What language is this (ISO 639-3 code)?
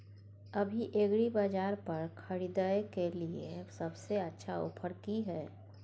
mai